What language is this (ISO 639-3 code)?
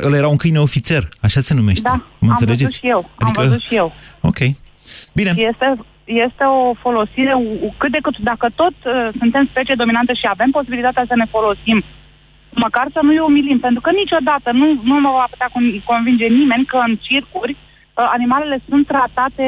ron